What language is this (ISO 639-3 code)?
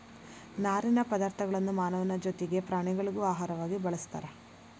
kan